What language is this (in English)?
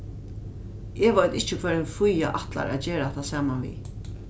Faroese